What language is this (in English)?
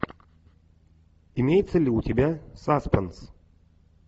Russian